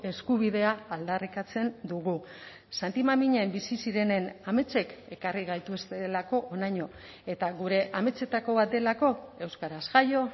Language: Basque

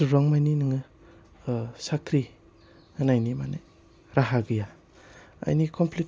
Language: Bodo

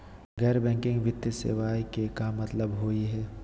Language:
Magahi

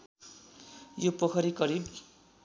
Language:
Nepali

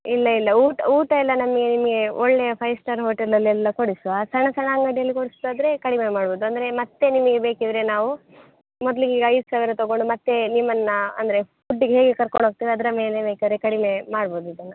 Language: Kannada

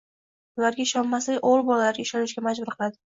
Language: Uzbek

